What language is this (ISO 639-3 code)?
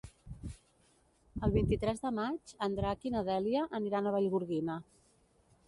cat